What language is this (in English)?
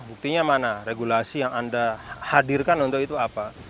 Indonesian